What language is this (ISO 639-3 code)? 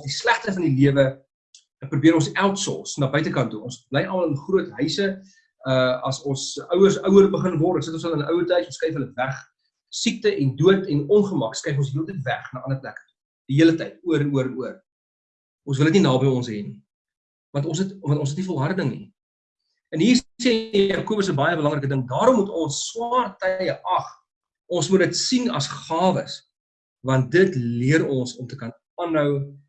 nld